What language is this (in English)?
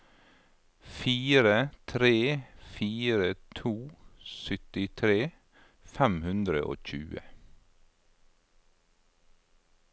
Norwegian